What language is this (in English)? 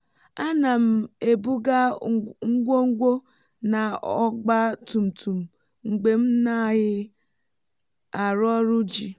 Igbo